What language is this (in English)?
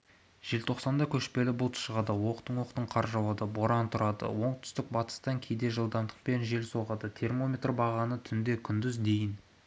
Kazakh